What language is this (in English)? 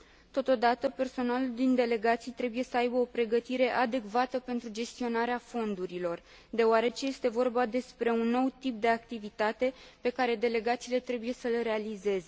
Romanian